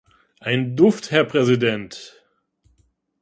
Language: German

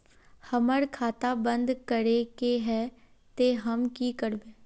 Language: Magahi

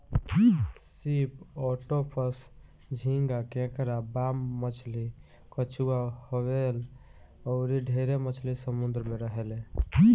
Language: Bhojpuri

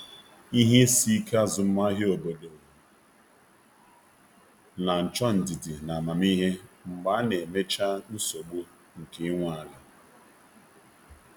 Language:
Igbo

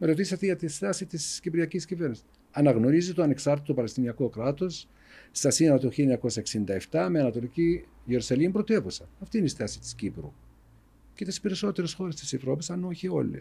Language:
Greek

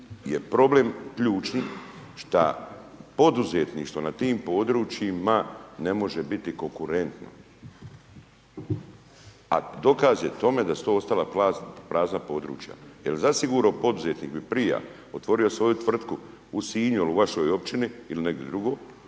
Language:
Croatian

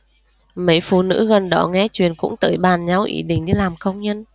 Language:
Vietnamese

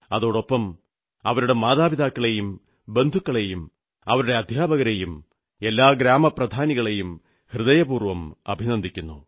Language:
Malayalam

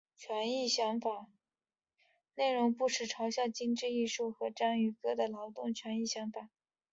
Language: Chinese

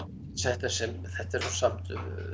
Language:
Icelandic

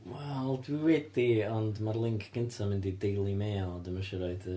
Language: Welsh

